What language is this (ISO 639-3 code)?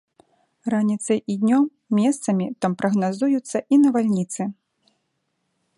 bel